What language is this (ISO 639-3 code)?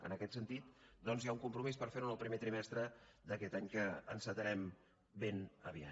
cat